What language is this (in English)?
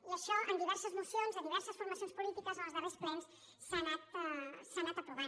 Catalan